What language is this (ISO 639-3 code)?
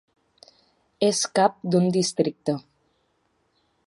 cat